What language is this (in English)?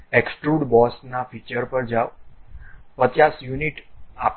Gujarati